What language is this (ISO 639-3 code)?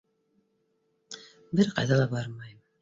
bak